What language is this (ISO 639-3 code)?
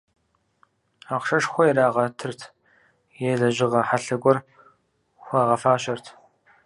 kbd